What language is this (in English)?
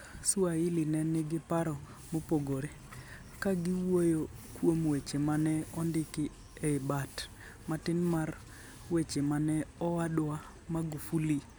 Luo (Kenya and Tanzania)